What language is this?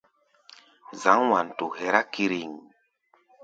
Gbaya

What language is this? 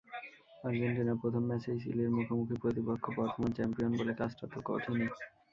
Bangla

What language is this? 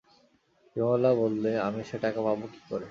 Bangla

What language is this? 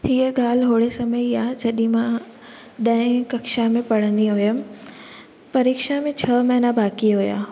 Sindhi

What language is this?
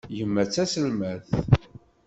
Kabyle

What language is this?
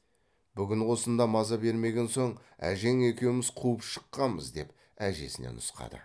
Kazakh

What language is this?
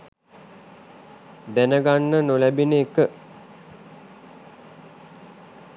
Sinhala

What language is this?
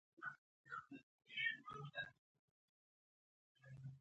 Pashto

